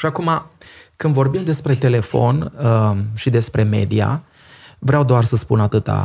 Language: Romanian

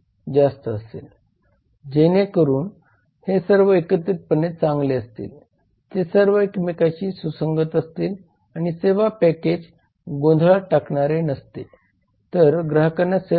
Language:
Marathi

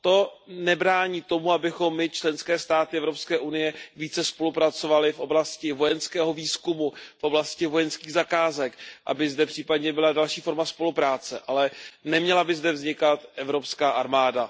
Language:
Czech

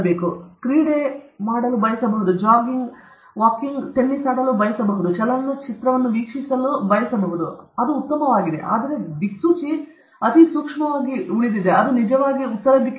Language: Kannada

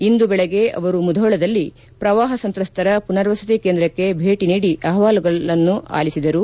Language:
Kannada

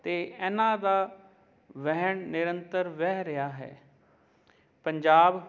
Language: Punjabi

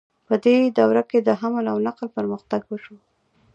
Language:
Pashto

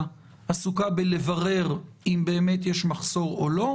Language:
Hebrew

